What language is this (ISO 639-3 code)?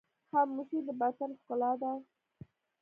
pus